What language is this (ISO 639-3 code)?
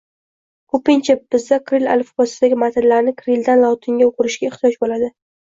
uzb